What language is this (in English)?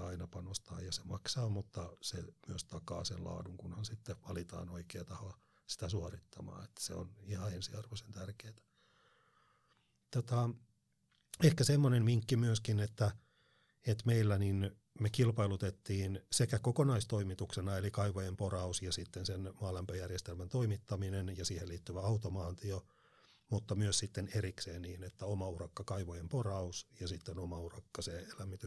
Finnish